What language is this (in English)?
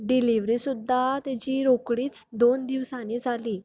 Konkani